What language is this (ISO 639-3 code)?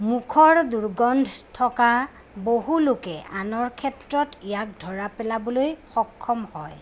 asm